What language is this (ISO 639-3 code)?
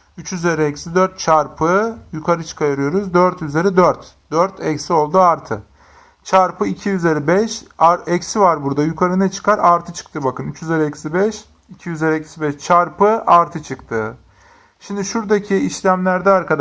tur